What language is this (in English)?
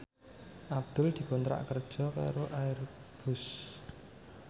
Javanese